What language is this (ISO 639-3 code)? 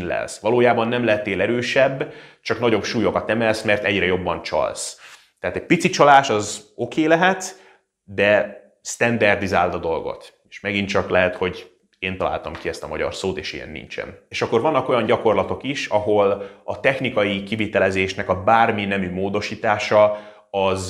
hun